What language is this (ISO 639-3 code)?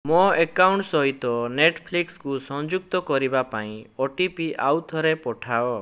ori